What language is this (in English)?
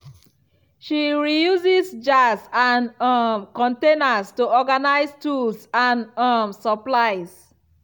Nigerian Pidgin